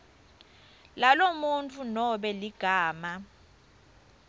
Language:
Swati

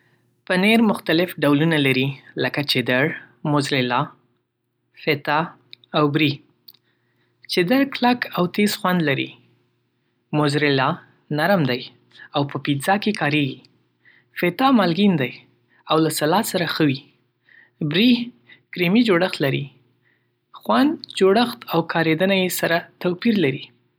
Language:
Pashto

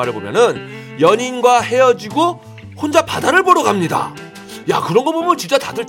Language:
Korean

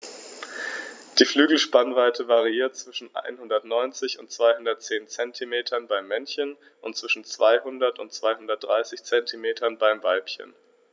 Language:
German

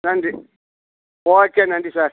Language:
Tamil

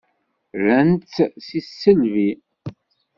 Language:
Kabyle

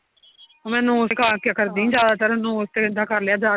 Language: Punjabi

